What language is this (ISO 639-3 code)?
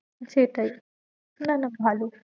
ben